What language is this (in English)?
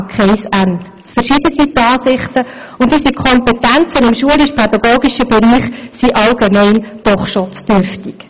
Swiss German